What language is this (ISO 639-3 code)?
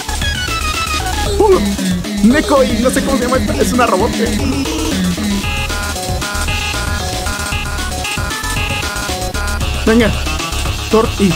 spa